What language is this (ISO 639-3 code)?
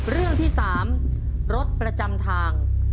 tha